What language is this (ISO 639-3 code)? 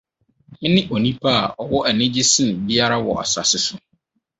aka